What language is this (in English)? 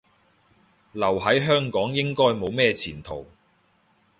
Cantonese